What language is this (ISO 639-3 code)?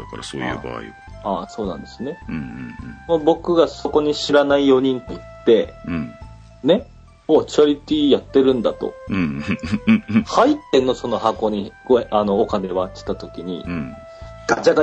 jpn